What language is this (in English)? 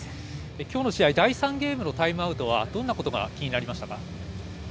Japanese